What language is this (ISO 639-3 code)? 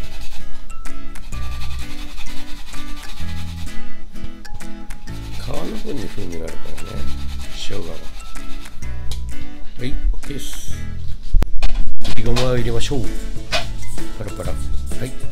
jpn